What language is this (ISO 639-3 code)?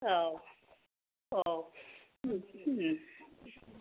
brx